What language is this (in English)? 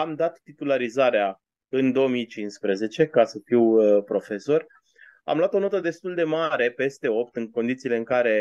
Romanian